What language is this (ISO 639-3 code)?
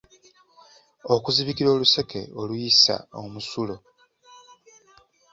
lug